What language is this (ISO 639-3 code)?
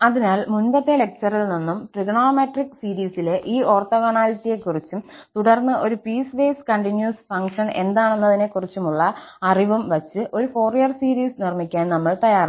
mal